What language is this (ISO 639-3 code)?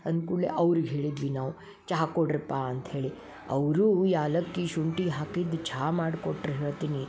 kan